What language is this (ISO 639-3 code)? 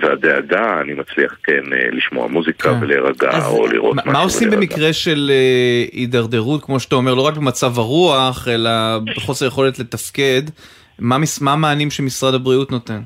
heb